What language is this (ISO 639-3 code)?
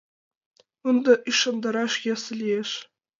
chm